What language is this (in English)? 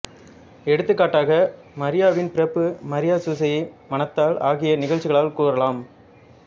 Tamil